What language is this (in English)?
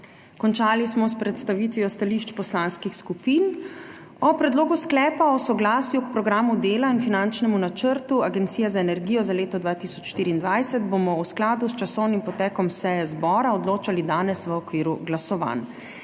Slovenian